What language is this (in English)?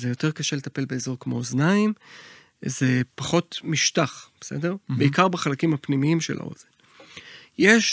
Hebrew